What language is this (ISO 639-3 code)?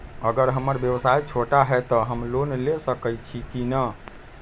mag